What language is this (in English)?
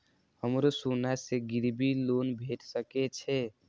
Maithili